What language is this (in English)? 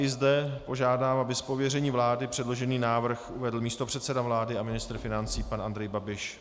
Czech